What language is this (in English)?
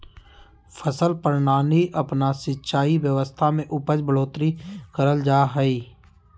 Magahi